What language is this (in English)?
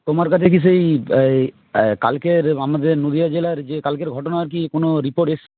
Bangla